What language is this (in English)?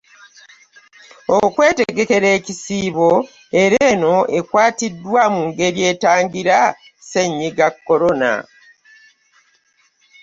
Ganda